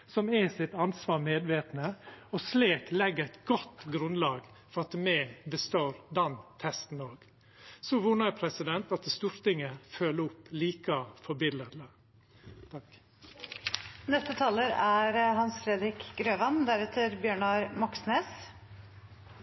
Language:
Norwegian Nynorsk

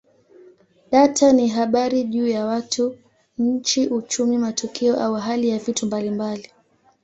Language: Swahili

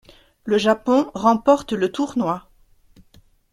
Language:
French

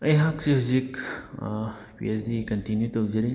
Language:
Manipuri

